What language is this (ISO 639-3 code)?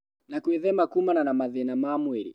kik